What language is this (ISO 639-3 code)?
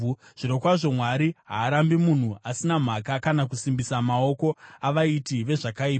sna